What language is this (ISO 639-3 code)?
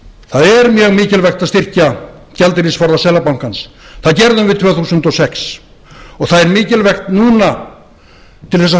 isl